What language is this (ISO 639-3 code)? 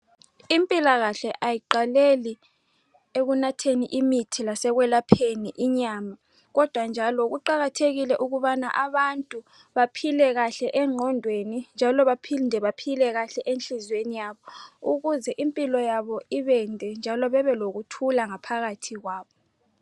nde